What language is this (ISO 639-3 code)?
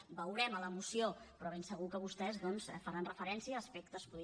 cat